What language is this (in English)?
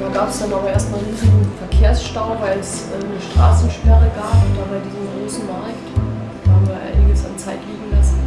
German